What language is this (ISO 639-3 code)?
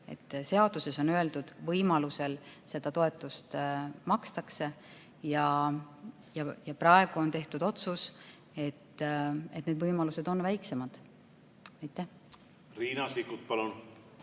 est